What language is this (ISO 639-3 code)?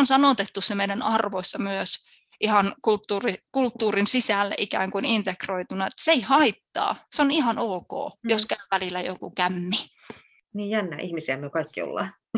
fin